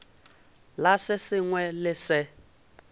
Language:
Northern Sotho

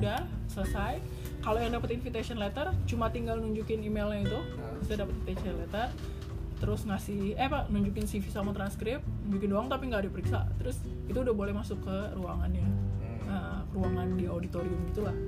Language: Indonesian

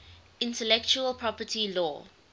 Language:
English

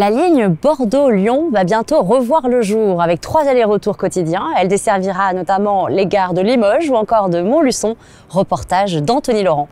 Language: French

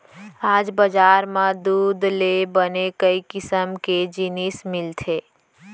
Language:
Chhattisgarhi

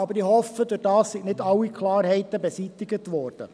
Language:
Swiss German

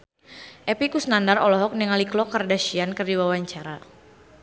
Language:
Sundanese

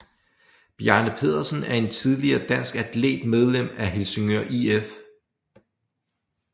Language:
Danish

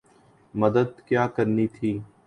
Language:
Urdu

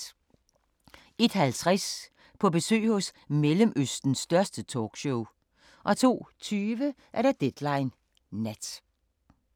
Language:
Danish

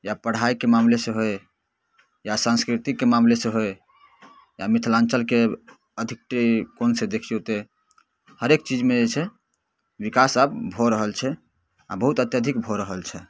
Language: Maithili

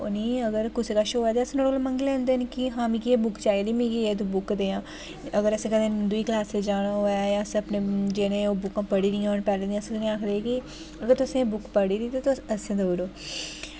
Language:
Dogri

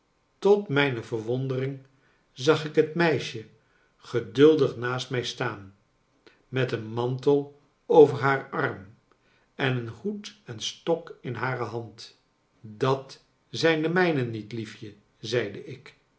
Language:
Dutch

